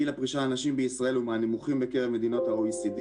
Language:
Hebrew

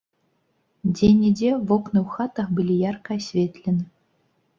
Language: Belarusian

